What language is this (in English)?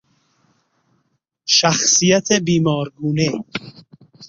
Persian